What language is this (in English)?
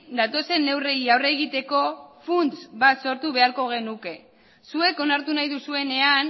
Basque